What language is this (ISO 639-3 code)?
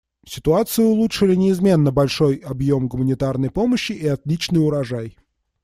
rus